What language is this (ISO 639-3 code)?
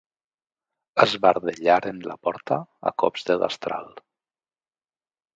cat